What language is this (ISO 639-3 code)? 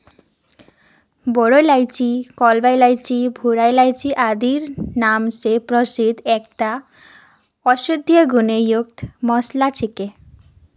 mag